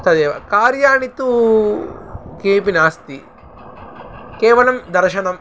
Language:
Sanskrit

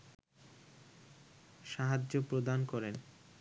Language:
Bangla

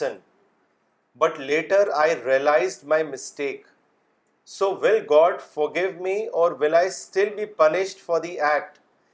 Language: Urdu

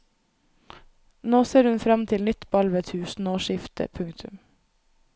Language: Norwegian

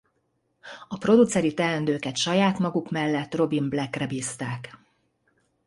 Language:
Hungarian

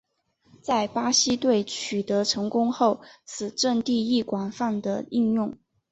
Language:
Chinese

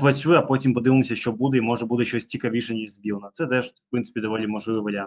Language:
Ukrainian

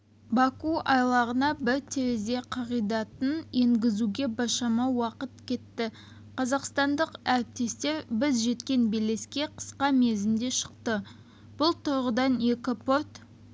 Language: Kazakh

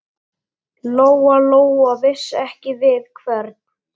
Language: Icelandic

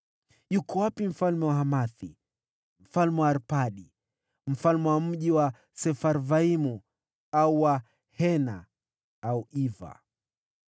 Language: Swahili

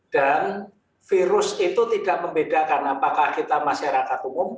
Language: Indonesian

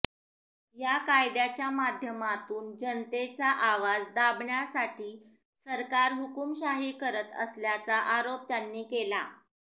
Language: Marathi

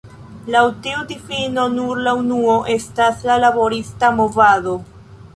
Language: Esperanto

